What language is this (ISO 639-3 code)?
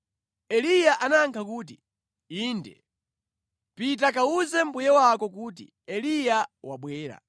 nya